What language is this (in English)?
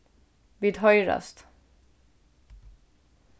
Faroese